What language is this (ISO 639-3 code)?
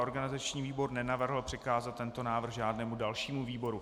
ces